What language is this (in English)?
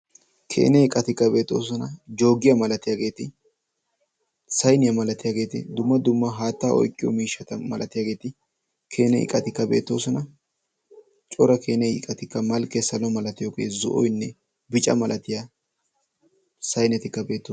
Wolaytta